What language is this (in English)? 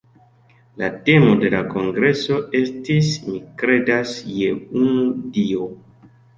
Esperanto